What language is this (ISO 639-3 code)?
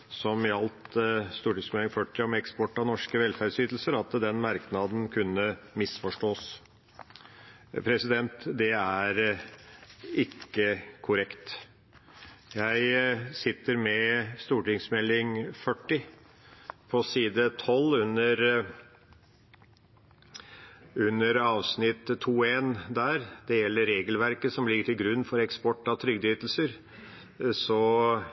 nob